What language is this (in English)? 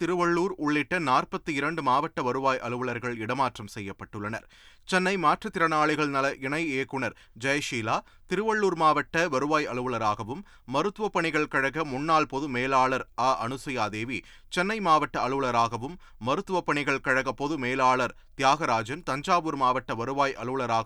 Tamil